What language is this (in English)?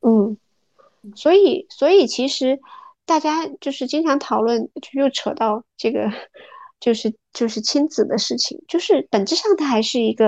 Chinese